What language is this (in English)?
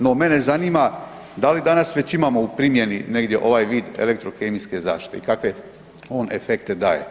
Croatian